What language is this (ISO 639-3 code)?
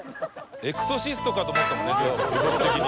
jpn